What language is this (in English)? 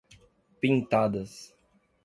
Portuguese